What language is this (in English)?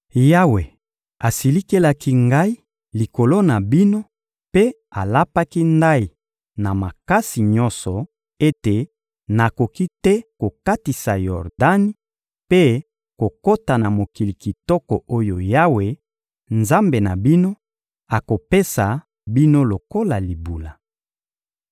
Lingala